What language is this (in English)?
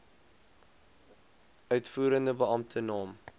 Afrikaans